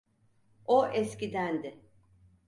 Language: Turkish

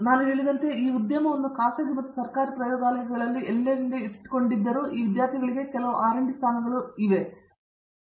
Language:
Kannada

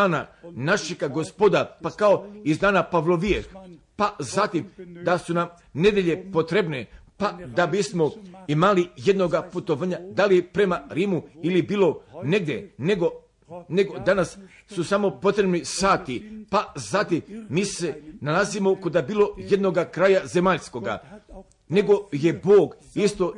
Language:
Croatian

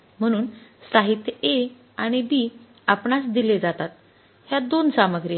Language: Marathi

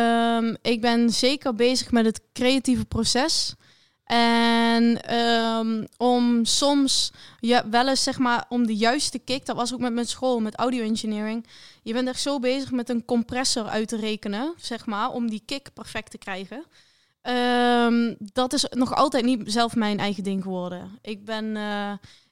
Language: Dutch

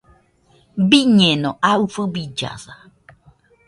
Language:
Nüpode Huitoto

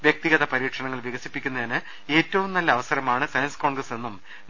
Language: Malayalam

